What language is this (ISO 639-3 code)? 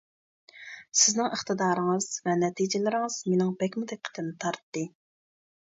uig